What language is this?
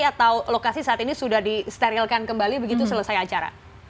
Indonesian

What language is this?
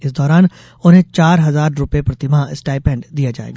Hindi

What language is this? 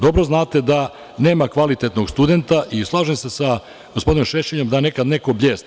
Serbian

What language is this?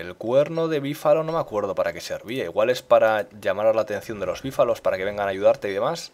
Spanish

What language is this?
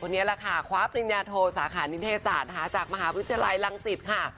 Thai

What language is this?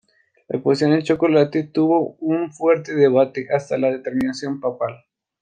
Spanish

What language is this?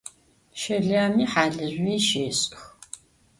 Adyghe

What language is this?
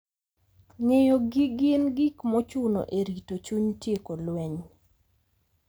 Luo (Kenya and Tanzania)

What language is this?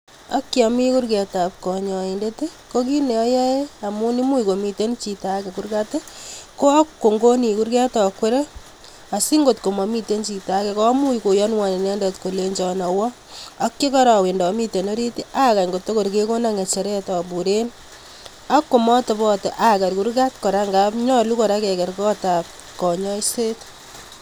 Kalenjin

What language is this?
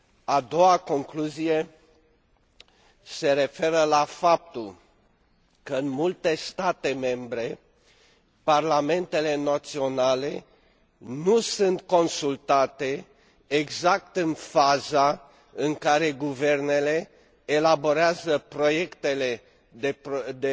Romanian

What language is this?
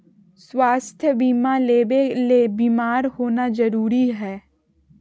Magahi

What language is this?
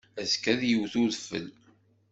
Kabyle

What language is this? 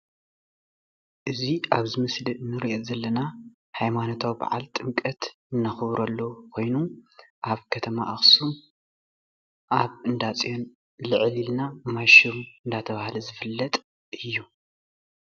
Tigrinya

